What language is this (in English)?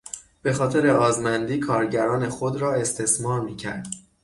Persian